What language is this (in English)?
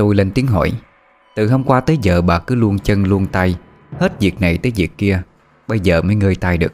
Vietnamese